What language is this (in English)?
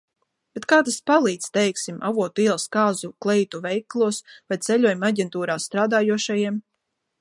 Latvian